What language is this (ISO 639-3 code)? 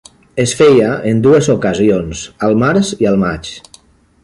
cat